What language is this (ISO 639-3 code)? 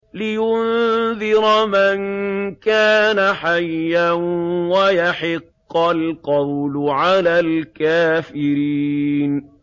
ara